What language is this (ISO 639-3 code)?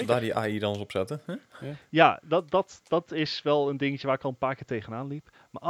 nld